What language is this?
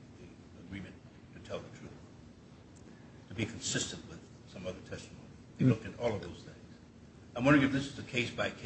English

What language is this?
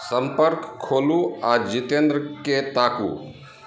Maithili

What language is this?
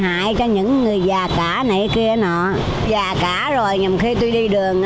Vietnamese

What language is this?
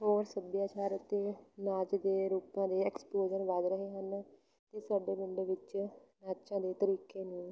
Punjabi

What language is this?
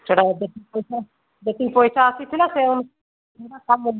Odia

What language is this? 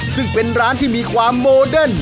Thai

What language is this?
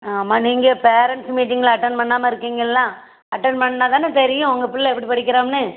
Tamil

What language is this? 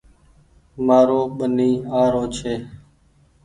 Goaria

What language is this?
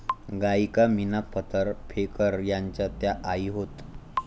Marathi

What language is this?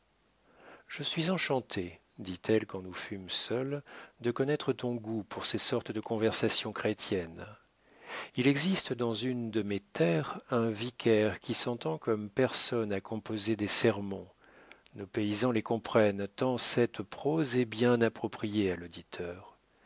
French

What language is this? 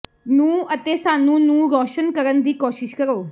Punjabi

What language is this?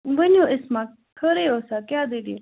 Kashmiri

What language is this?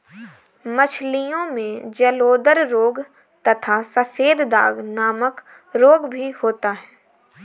Hindi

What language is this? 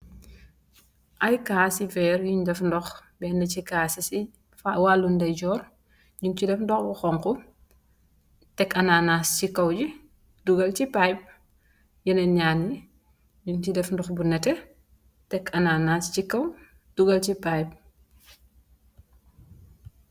Wolof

